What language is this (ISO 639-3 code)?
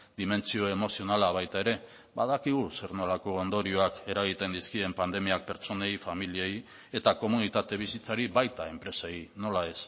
eus